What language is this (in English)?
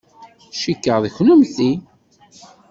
Kabyle